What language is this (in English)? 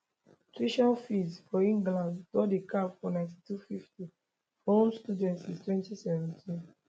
Nigerian Pidgin